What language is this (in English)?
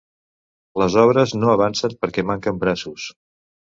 Catalan